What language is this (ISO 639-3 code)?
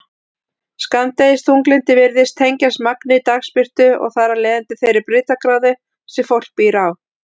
isl